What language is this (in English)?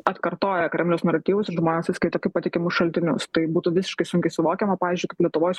Lithuanian